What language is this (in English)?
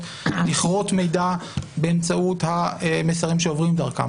Hebrew